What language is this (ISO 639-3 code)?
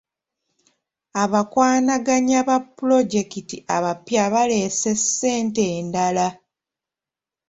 lug